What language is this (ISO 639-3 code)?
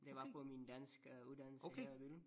dan